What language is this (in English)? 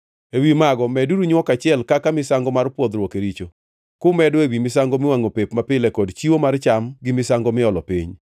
Luo (Kenya and Tanzania)